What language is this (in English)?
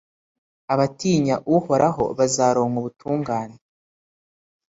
Kinyarwanda